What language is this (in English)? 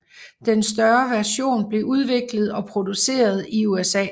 Danish